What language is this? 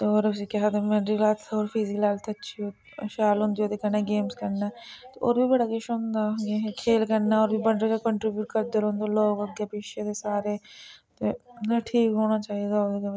Dogri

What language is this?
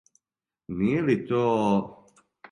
Serbian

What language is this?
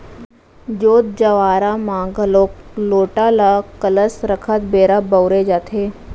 Chhattisgarhi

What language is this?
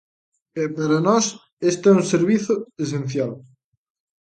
Galician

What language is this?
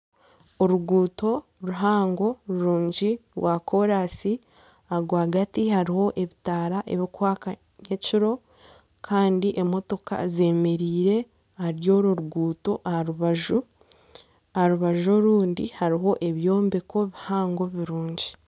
Nyankole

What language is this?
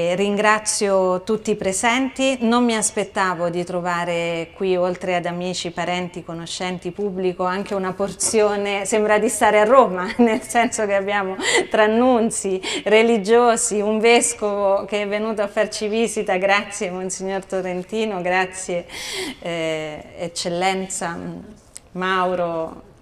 Italian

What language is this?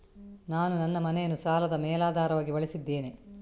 Kannada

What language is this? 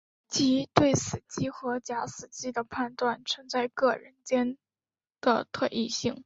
Chinese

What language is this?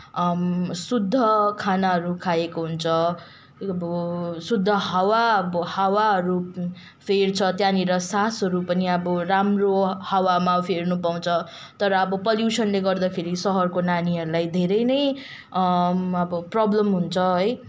Nepali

